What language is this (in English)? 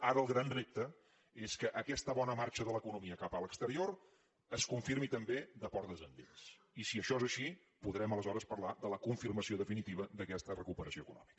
Catalan